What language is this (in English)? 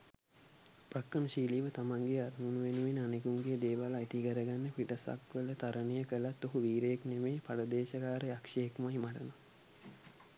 Sinhala